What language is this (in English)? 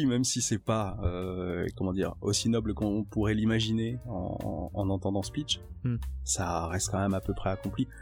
French